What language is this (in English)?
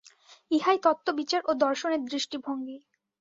Bangla